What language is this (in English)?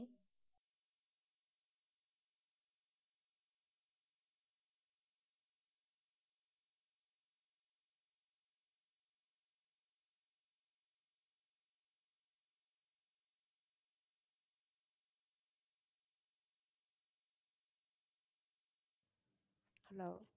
Tamil